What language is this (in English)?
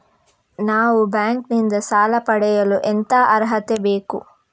Kannada